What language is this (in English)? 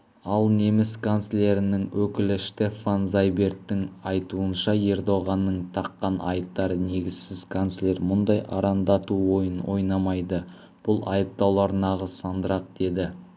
Kazakh